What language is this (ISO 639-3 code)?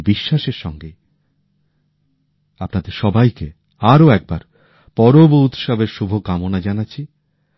ben